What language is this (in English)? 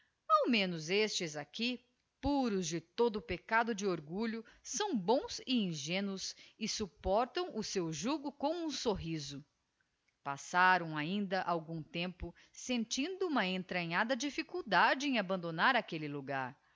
Portuguese